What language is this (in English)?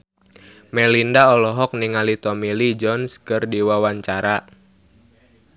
Sundanese